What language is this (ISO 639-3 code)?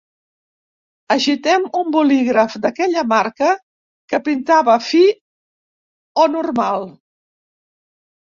cat